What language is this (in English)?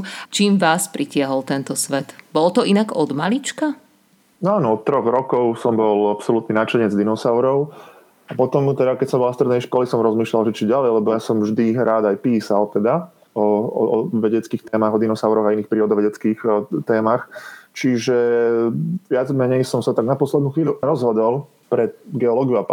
Slovak